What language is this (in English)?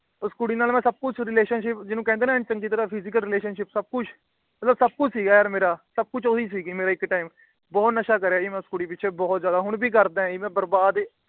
Punjabi